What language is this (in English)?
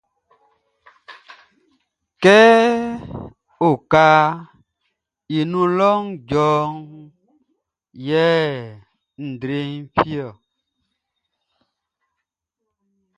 Baoulé